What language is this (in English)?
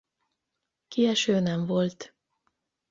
Hungarian